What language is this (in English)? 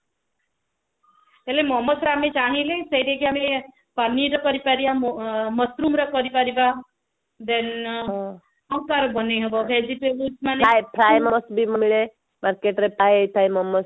Odia